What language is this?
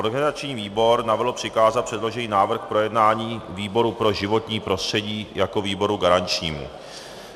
Czech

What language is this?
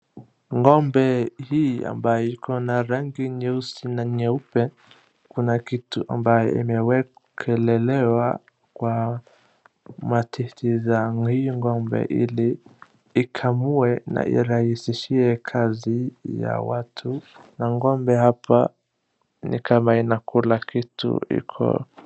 Swahili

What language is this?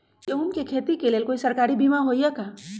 Magahi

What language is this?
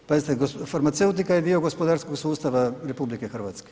Croatian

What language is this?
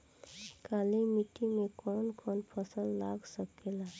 Bhojpuri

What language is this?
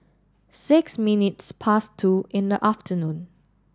English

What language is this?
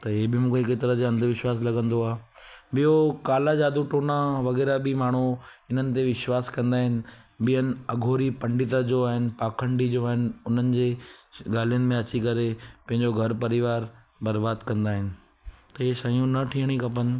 Sindhi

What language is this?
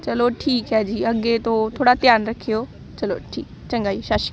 Punjabi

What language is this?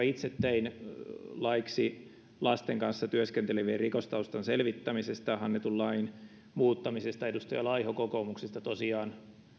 Finnish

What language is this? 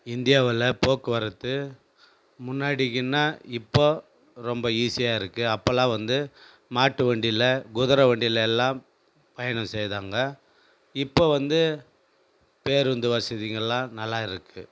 Tamil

